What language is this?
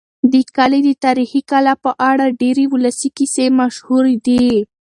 Pashto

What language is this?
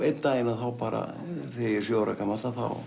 Icelandic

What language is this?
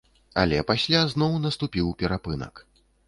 Belarusian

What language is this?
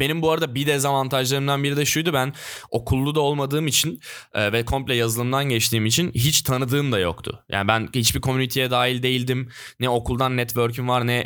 Turkish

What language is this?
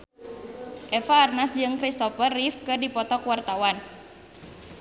Sundanese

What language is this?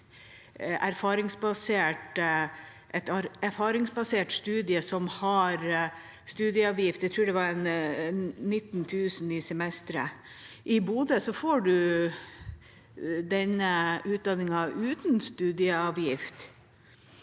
Norwegian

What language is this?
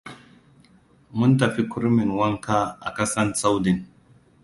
Hausa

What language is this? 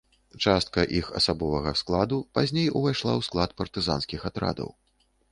Belarusian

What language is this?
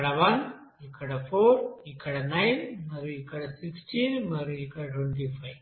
Telugu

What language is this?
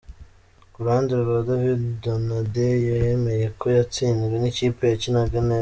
Kinyarwanda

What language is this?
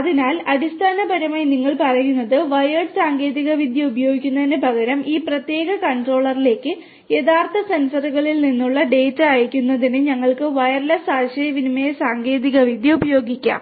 Malayalam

